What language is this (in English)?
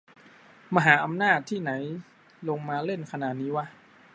Thai